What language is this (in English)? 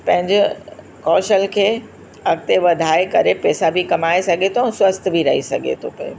Sindhi